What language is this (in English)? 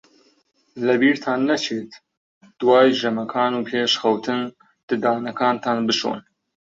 Central Kurdish